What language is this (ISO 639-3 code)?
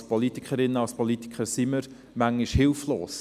gsw